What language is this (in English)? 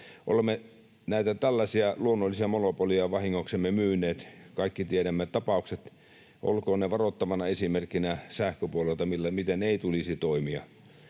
Finnish